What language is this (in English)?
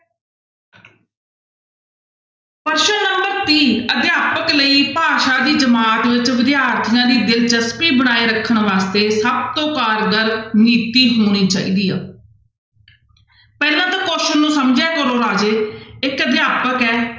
Punjabi